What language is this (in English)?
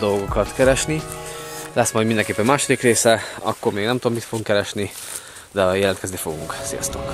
Hungarian